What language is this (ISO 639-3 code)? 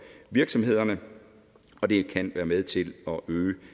dan